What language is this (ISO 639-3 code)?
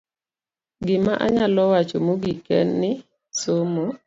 luo